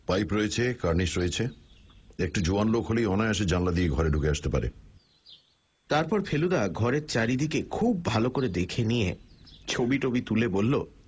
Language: Bangla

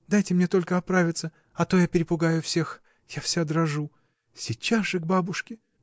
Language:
Russian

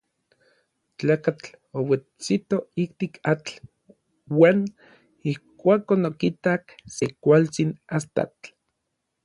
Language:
Orizaba Nahuatl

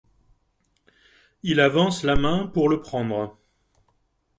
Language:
French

